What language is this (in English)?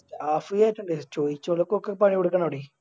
Malayalam